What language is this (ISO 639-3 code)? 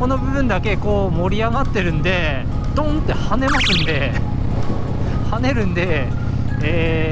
jpn